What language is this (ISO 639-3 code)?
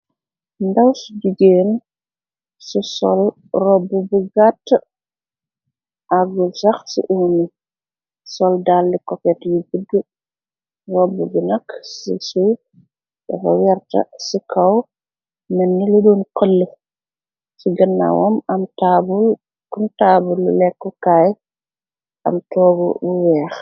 wol